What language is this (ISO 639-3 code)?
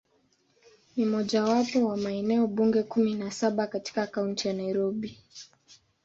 swa